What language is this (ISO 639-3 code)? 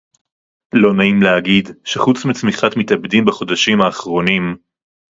heb